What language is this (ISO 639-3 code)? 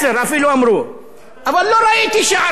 heb